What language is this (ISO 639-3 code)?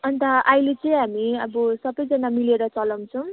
nep